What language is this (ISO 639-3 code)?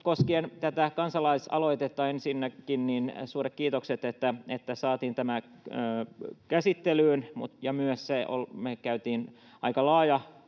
fin